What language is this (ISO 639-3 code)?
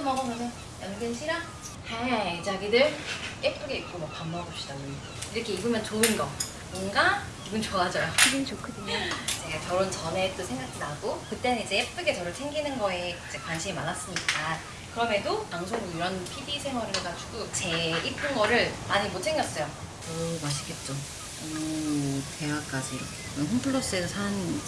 kor